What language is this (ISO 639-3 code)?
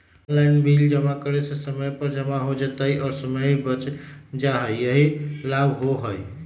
mag